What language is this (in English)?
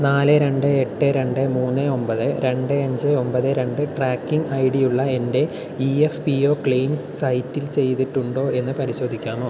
Malayalam